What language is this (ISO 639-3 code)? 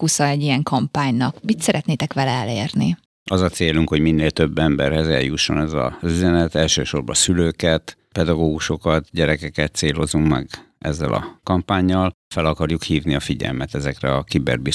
hun